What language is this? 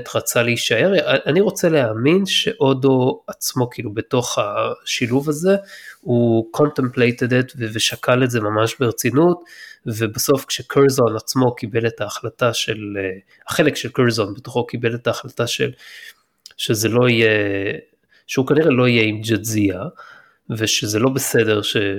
Hebrew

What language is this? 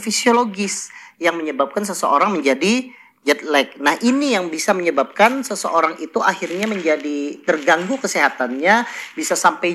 Indonesian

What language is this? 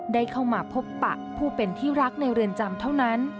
Thai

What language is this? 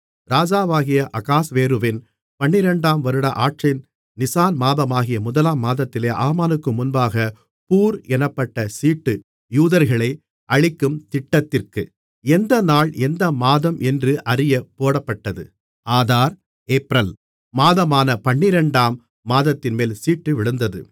Tamil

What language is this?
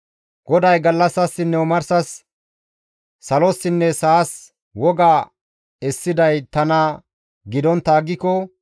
Gamo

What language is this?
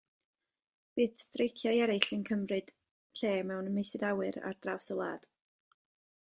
Welsh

